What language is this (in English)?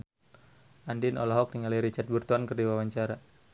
Sundanese